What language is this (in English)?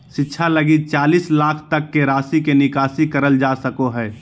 Magahi